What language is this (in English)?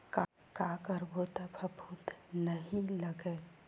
Chhattisgarhi